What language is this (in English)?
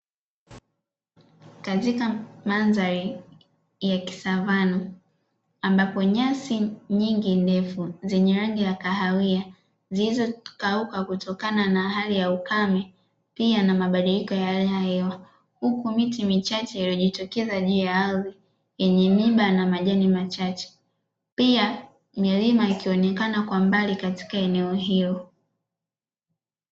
Swahili